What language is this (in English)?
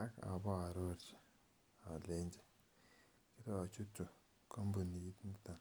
Kalenjin